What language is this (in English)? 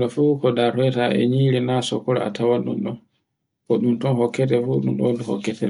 Borgu Fulfulde